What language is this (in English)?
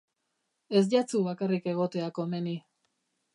Basque